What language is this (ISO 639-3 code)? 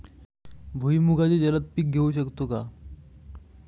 mar